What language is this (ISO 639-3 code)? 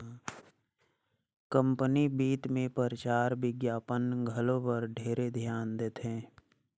hne